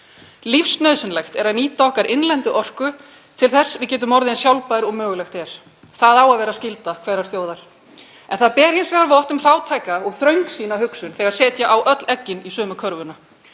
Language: Icelandic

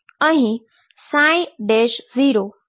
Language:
Gujarati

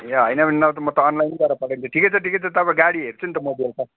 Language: Nepali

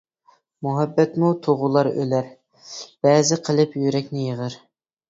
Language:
Uyghur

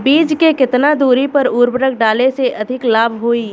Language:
Bhojpuri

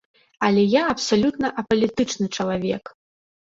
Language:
Belarusian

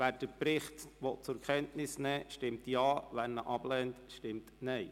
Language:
Swiss German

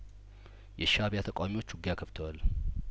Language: Amharic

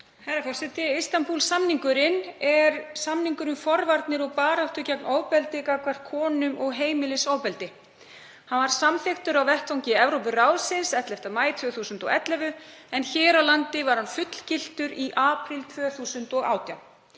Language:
Icelandic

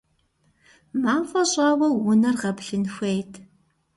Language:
Kabardian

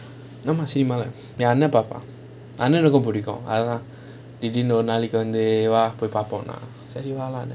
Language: English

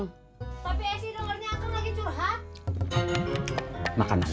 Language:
Indonesian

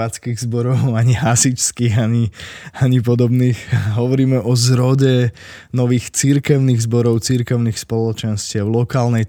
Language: Slovak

